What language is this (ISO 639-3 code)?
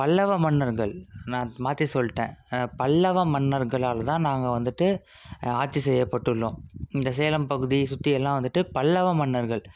tam